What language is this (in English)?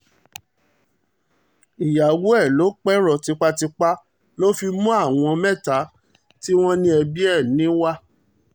Yoruba